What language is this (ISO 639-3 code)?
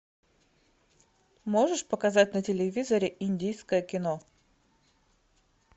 rus